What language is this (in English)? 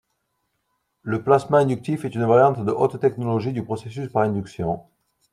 French